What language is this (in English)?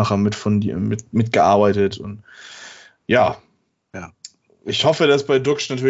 German